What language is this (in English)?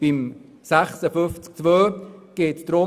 Swiss German